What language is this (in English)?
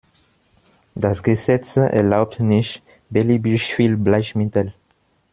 German